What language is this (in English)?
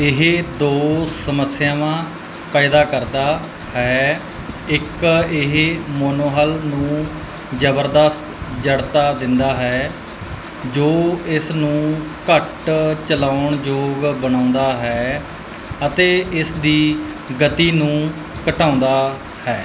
Punjabi